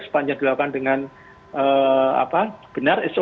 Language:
Indonesian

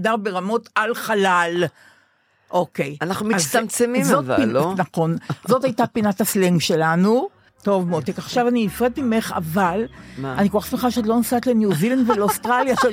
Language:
Hebrew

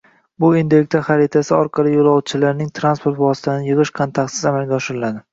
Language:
Uzbek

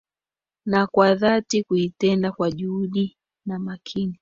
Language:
Swahili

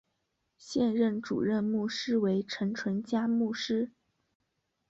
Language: Chinese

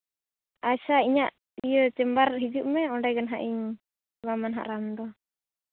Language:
Santali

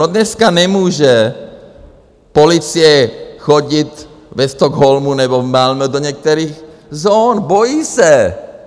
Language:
Czech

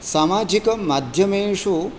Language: Sanskrit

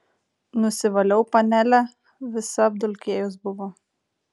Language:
Lithuanian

